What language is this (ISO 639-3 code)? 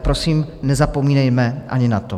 ces